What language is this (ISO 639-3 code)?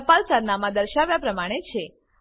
guj